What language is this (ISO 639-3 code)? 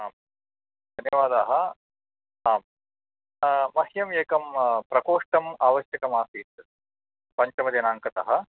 san